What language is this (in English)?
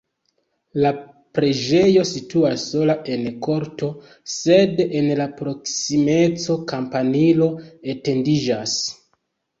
Esperanto